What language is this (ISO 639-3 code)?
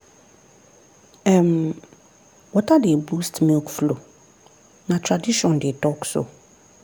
pcm